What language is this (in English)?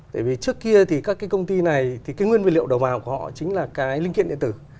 Vietnamese